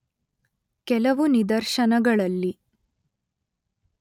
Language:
Kannada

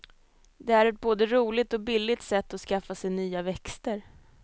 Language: Swedish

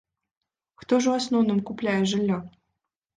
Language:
Belarusian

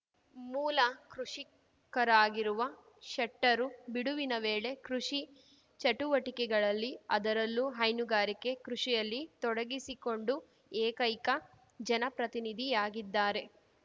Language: Kannada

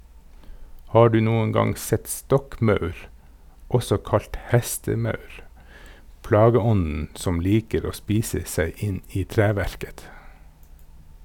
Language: Norwegian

